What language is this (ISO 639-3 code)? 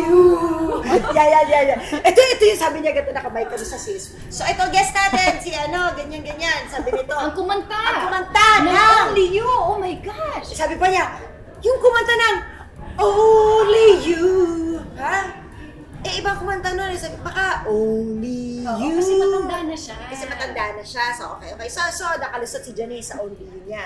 fil